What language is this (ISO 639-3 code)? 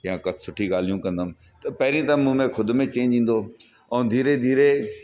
snd